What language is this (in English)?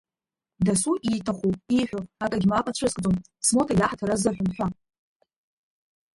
Abkhazian